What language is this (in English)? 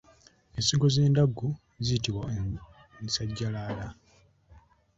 Ganda